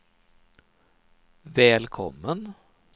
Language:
Swedish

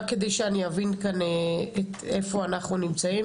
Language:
Hebrew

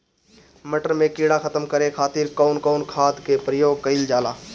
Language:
Bhojpuri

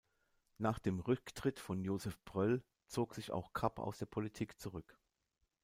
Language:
German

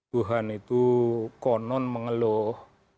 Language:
Indonesian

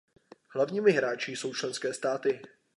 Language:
Czech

